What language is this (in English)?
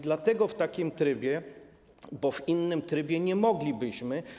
Polish